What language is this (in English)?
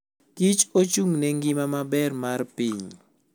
Luo (Kenya and Tanzania)